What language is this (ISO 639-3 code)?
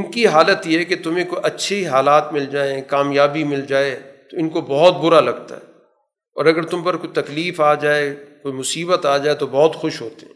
urd